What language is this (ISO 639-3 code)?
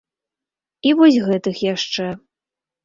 bel